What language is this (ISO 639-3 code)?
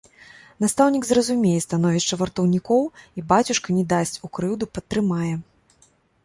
bel